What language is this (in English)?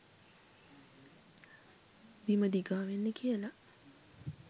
Sinhala